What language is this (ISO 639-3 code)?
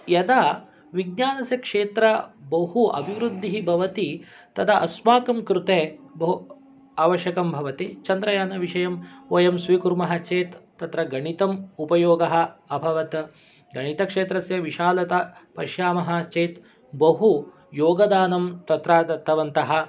san